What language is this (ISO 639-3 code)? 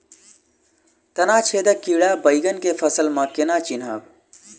mai